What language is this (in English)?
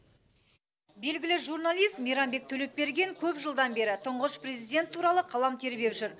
Kazakh